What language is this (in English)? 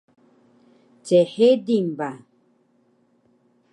Taroko